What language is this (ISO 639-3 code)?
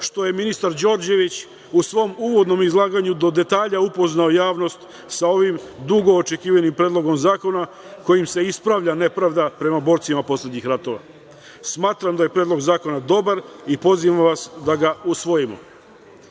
srp